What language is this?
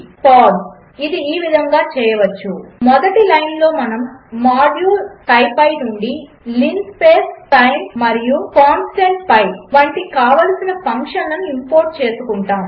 Telugu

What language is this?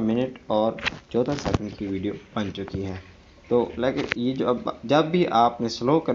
Hindi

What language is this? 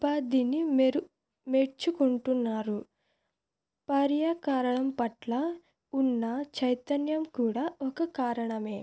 Telugu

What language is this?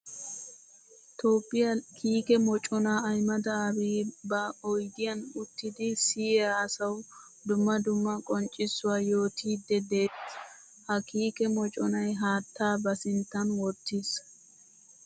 Wolaytta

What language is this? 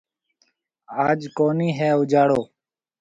Marwari (Pakistan)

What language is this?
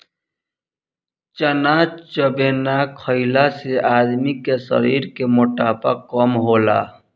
Bhojpuri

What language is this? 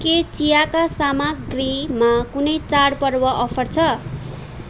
Nepali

